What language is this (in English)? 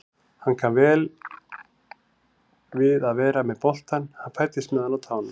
Icelandic